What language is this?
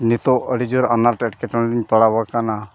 Santali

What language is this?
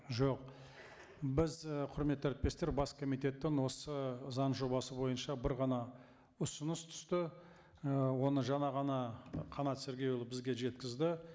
Kazakh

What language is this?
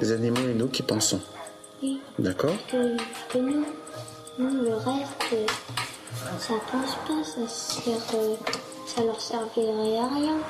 French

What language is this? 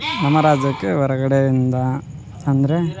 Kannada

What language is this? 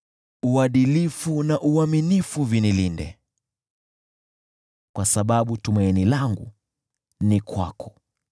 Swahili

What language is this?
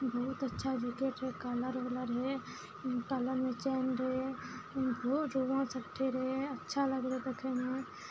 Maithili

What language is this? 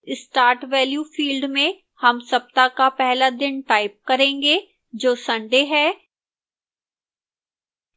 Hindi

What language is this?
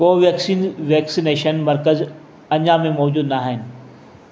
Sindhi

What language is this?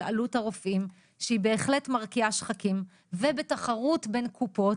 Hebrew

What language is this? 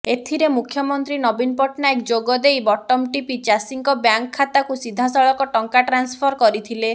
Odia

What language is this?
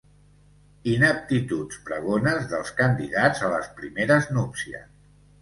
Catalan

